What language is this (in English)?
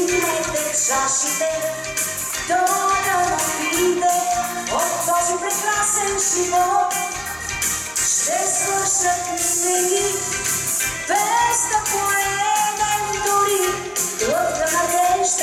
Ukrainian